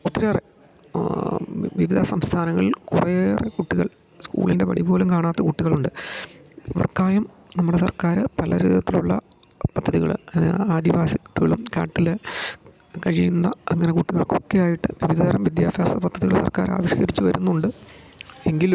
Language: Malayalam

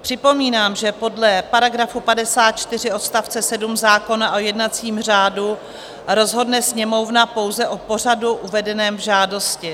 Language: Czech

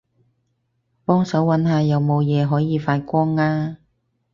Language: Cantonese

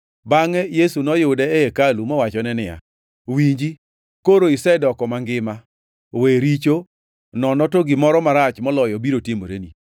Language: Luo (Kenya and Tanzania)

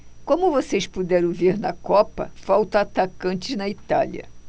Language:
Portuguese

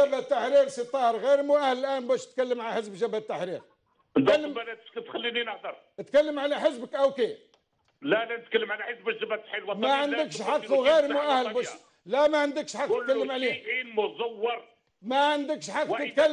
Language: Arabic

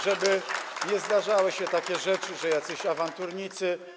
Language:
Polish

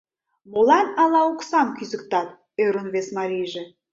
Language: Mari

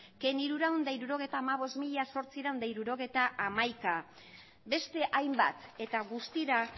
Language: Basque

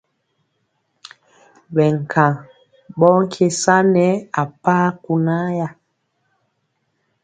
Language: Mpiemo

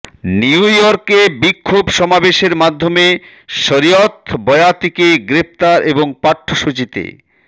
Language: Bangla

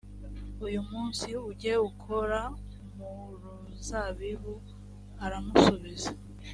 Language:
Kinyarwanda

